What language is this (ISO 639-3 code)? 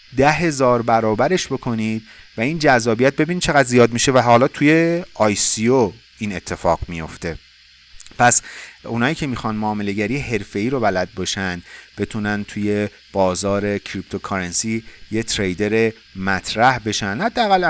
fas